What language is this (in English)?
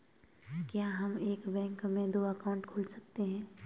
Hindi